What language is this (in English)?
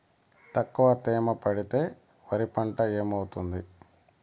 Telugu